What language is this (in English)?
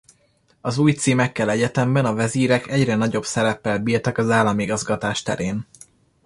Hungarian